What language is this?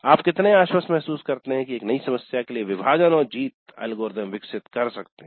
Hindi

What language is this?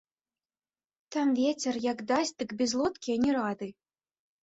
Belarusian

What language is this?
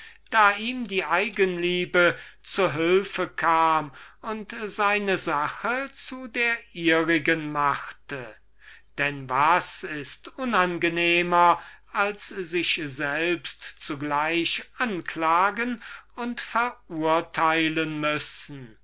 German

